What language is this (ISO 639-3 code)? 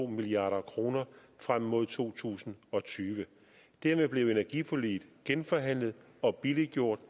dan